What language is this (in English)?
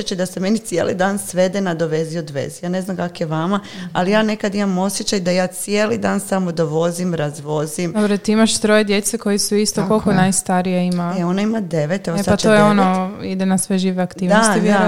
Croatian